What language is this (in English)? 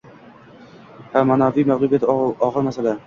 Uzbek